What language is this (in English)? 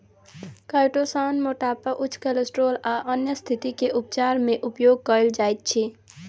Maithili